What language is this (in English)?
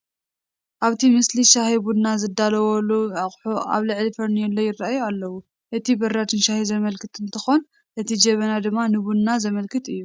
Tigrinya